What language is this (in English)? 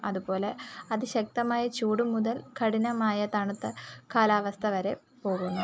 Malayalam